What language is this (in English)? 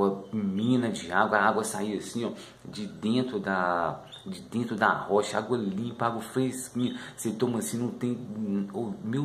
Portuguese